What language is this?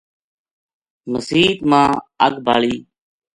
Gujari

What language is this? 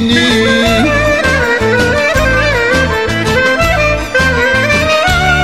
Greek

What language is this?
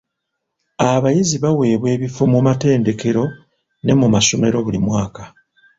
Ganda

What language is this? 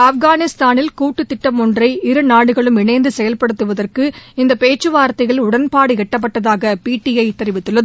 Tamil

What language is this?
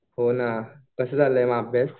Marathi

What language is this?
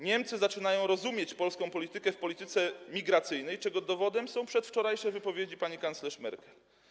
Polish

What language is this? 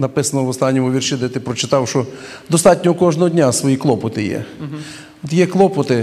Ukrainian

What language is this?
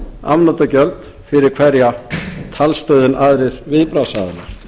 Icelandic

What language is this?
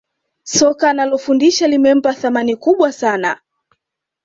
Swahili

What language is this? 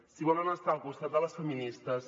Catalan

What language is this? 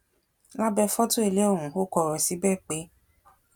Yoruba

